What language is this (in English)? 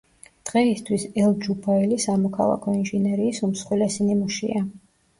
Georgian